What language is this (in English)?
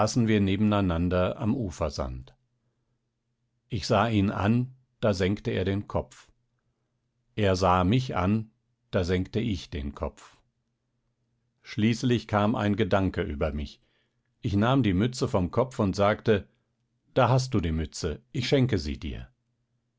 German